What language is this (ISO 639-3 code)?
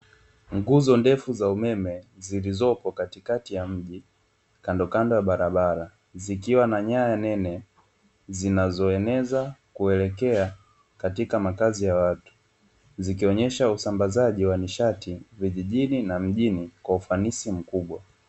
swa